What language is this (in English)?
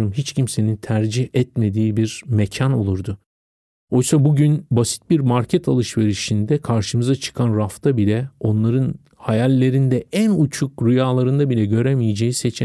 Turkish